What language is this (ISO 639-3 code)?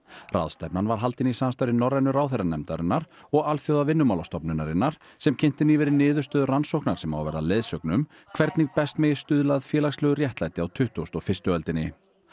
isl